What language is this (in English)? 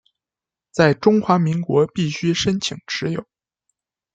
Chinese